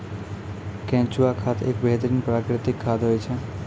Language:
Maithili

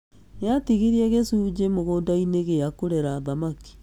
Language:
Kikuyu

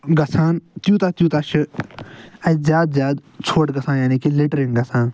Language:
Kashmiri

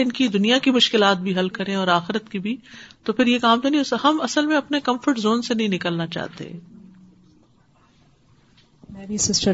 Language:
Urdu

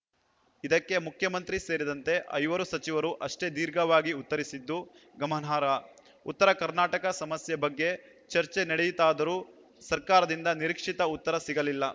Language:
Kannada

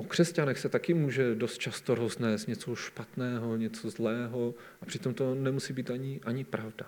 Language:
Czech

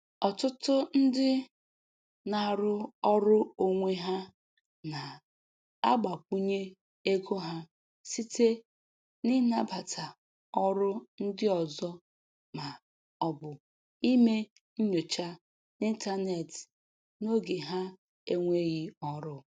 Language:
Igbo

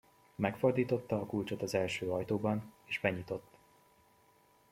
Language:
Hungarian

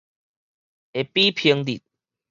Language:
Min Nan Chinese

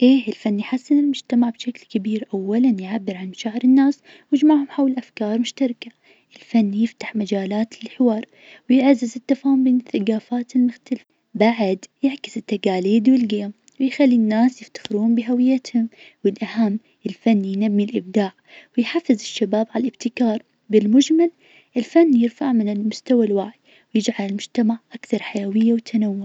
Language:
Najdi Arabic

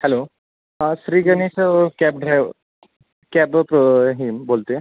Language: Marathi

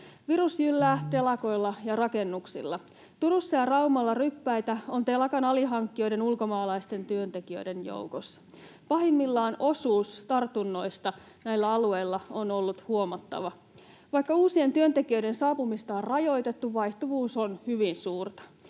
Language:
Finnish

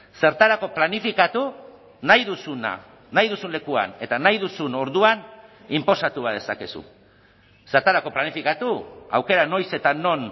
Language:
Basque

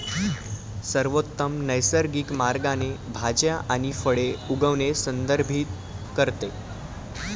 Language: Marathi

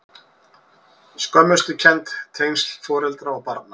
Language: Icelandic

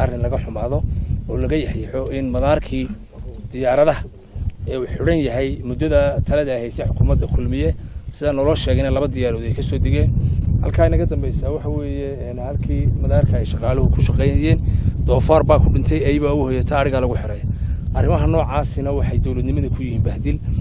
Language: Italian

